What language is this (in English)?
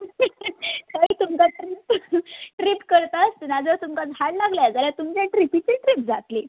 Konkani